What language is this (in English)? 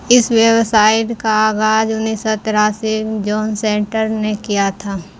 Urdu